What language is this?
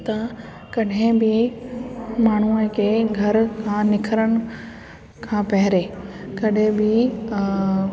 Sindhi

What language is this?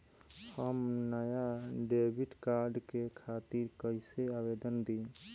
Bhojpuri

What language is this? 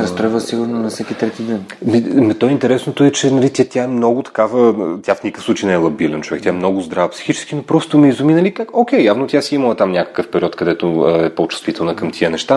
Bulgarian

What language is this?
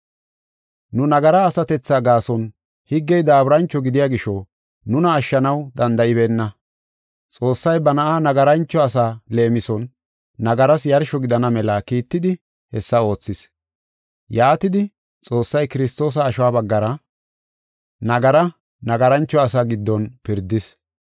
Gofa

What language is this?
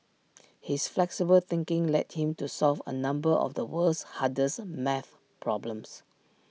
English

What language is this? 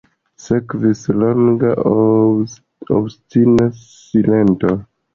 Esperanto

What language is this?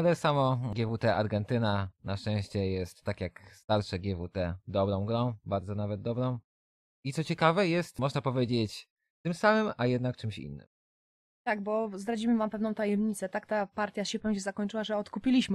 Polish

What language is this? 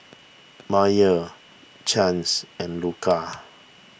English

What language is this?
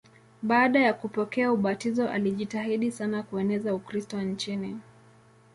Swahili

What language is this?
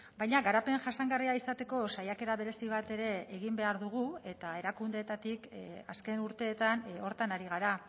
Basque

